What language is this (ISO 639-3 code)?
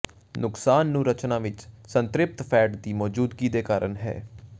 pan